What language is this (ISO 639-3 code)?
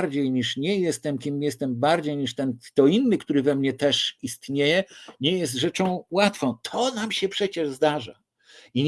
pol